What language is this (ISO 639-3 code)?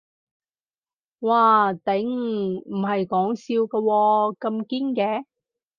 yue